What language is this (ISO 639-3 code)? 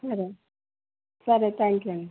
tel